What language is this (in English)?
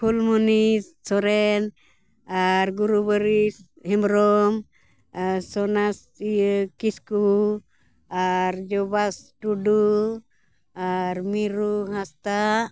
Santali